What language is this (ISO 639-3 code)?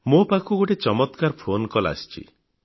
ori